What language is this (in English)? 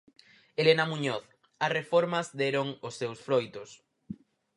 Galician